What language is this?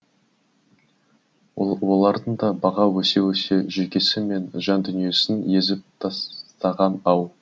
Kazakh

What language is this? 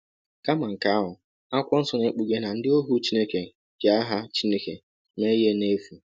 Igbo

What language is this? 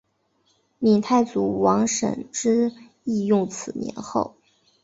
Chinese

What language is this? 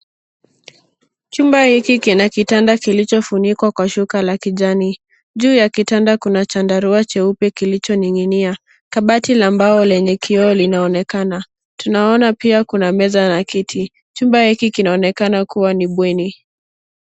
Swahili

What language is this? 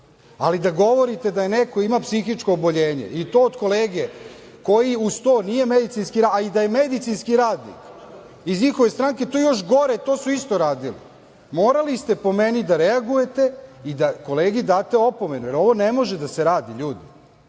Serbian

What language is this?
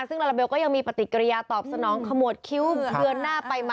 Thai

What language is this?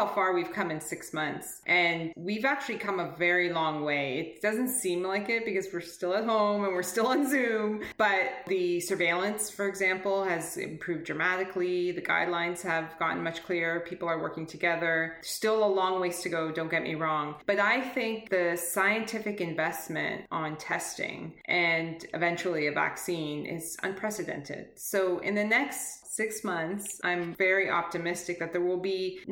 English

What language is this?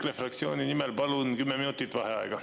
Estonian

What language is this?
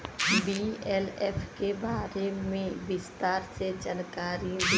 Bhojpuri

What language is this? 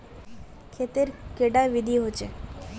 Magahi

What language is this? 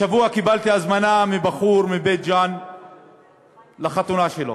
Hebrew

